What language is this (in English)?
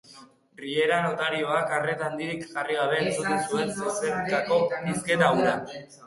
Basque